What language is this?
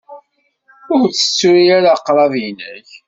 Kabyle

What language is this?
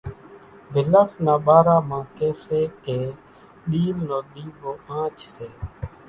Kachi Koli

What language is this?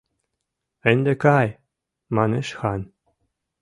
Mari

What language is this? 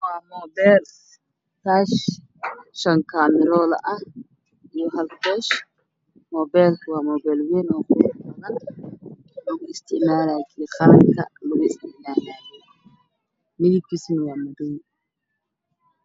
Somali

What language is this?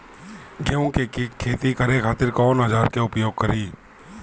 Bhojpuri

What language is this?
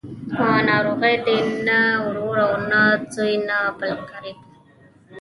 Pashto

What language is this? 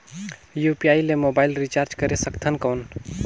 Chhattisgarhi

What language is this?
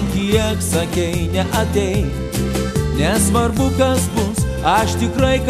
Lithuanian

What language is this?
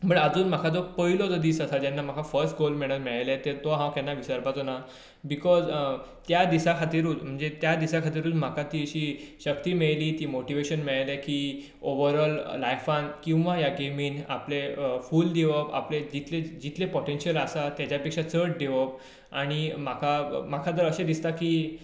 Konkani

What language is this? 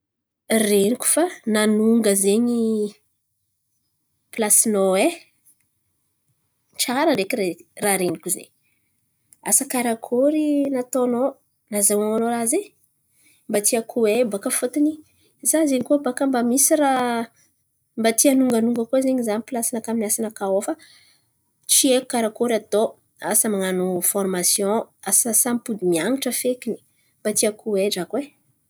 Antankarana Malagasy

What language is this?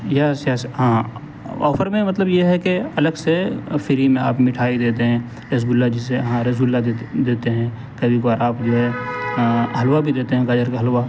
Urdu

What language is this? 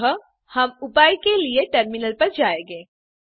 Hindi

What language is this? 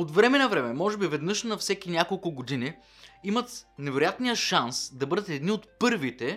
Bulgarian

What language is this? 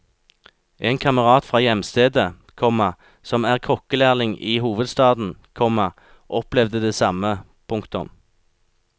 Norwegian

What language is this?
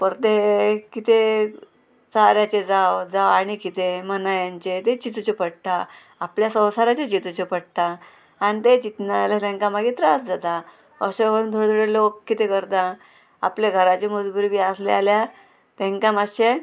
Konkani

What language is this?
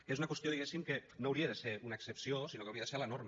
Catalan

